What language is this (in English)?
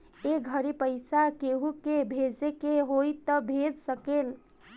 Bhojpuri